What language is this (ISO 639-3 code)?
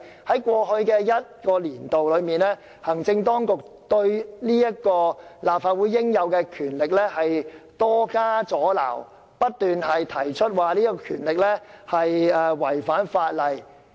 yue